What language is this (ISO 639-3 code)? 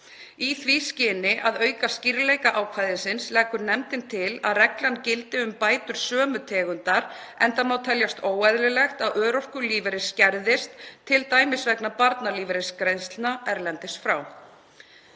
isl